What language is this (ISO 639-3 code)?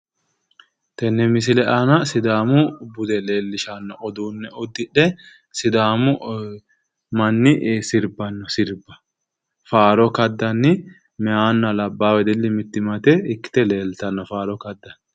sid